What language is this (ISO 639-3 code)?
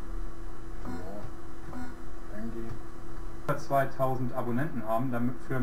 deu